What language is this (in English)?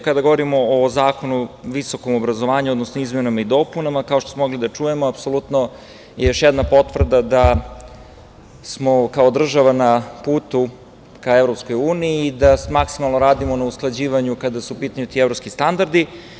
Serbian